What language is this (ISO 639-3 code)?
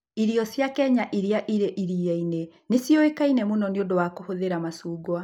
kik